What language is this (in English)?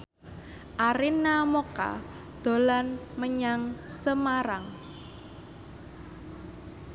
Javanese